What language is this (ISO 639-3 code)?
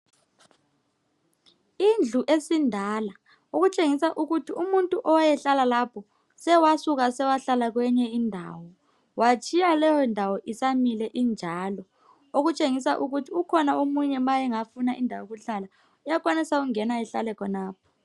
nde